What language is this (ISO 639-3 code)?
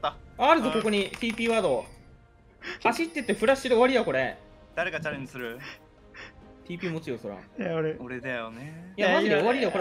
jpn